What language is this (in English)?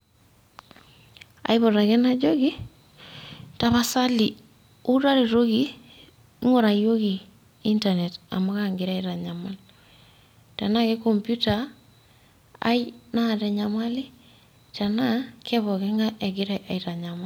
Masai